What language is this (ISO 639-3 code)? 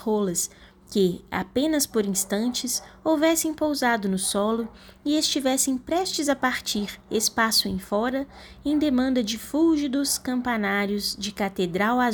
por